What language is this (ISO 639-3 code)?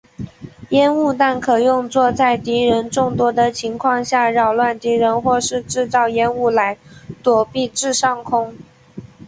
zho